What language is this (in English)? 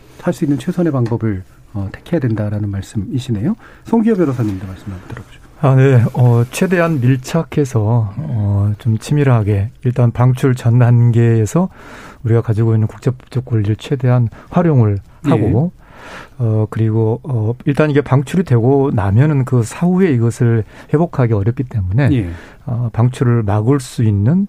Korean